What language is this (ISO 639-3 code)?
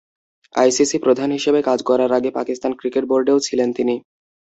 ben